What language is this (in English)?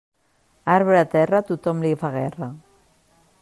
Catalan